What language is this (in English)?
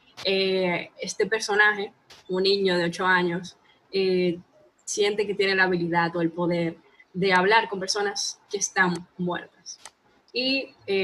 Spanish